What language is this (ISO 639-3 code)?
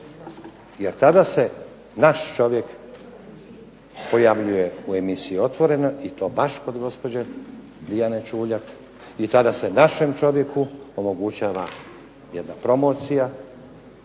hrv